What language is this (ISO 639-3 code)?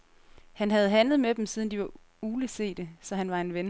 dan